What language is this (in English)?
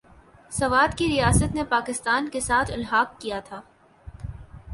Urdu